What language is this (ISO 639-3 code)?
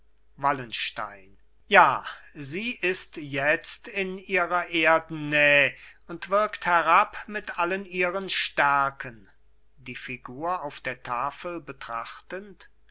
deu